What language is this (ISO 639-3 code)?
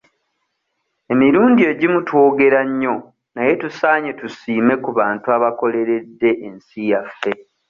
lug